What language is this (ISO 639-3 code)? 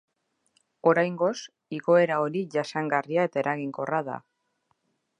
eus